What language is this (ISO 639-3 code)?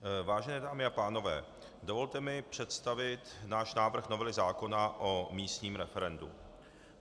ces